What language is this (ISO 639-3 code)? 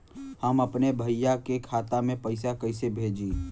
bho